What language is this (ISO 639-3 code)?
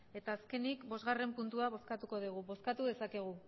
eus